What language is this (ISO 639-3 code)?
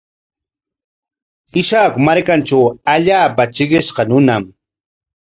qwa